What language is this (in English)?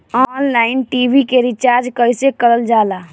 Bhojpuri